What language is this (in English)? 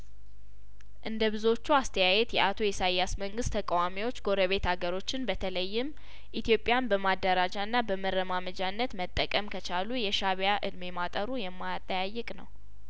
Amharic